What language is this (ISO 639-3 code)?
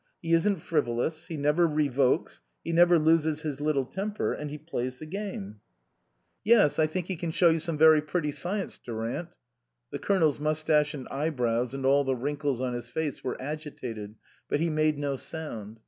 eng